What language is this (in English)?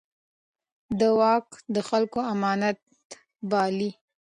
Pashto